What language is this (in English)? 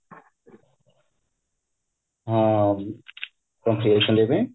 Odia